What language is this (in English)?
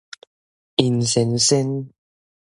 Min Nan Chinese